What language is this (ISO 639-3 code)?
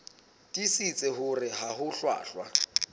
sot